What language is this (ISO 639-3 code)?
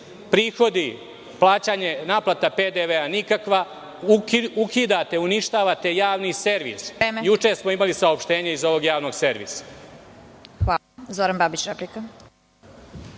srp